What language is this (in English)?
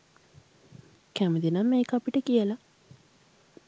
Sinhala